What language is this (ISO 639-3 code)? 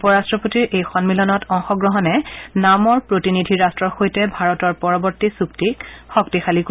asm